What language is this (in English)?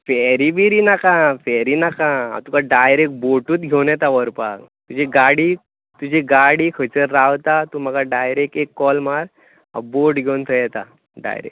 Konkani